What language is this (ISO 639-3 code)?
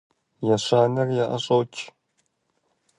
kbd